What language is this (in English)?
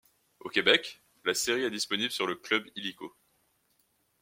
French